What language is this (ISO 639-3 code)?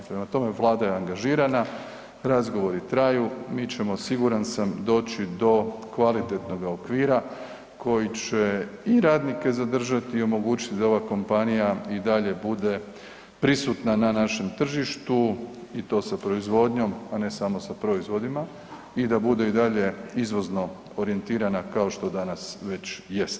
hrv